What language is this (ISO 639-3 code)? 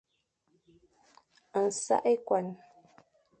fan